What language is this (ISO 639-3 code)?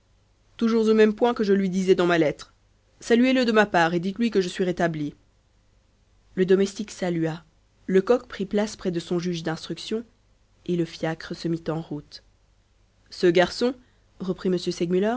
fra